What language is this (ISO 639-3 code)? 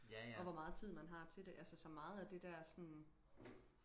dan